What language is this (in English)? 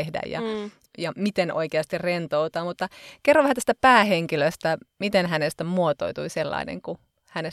Finnish